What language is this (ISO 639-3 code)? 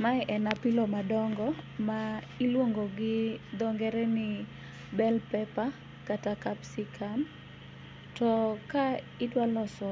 luo